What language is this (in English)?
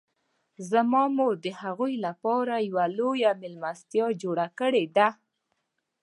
Pashto